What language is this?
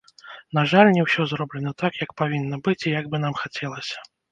Belarusian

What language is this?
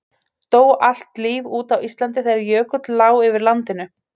Icelandic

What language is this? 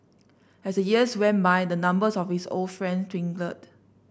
English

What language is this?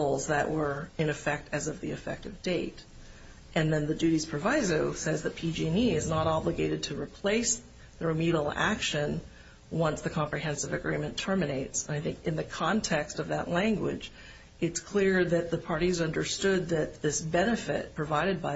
English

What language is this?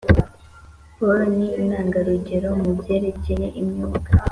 Kinyarwanda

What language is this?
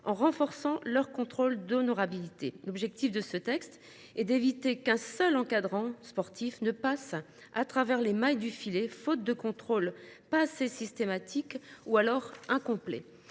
French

